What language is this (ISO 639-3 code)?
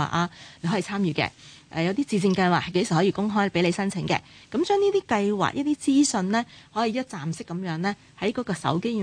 zho